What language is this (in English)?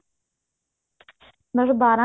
Punjabi